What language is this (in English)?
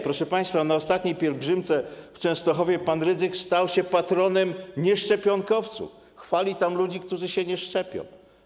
Polish